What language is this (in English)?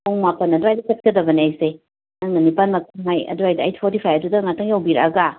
Manipuri